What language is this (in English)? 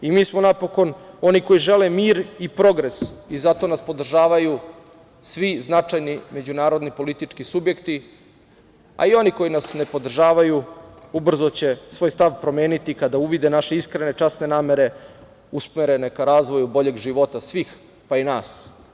Serbian